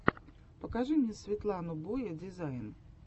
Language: Russian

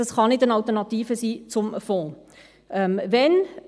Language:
Swiss German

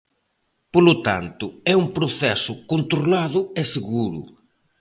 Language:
Galician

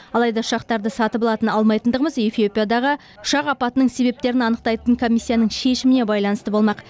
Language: Kazakh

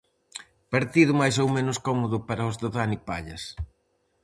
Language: Galician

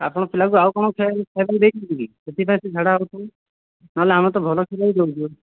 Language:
Odia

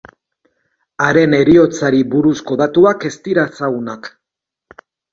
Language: Basque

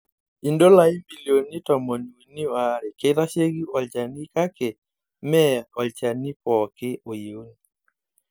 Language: Masai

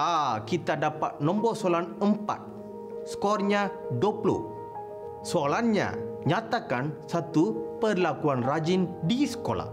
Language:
Malay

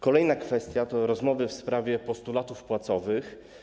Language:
Polish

